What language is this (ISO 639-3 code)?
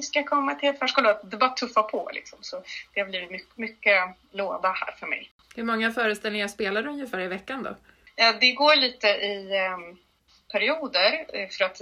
swe